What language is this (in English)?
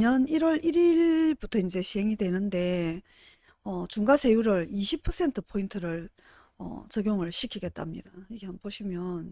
Korean